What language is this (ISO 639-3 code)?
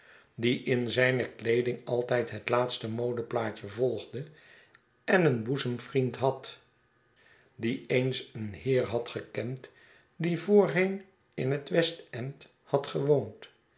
nld